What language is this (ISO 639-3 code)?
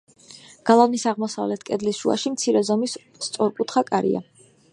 kat